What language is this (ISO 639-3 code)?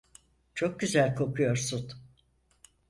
tur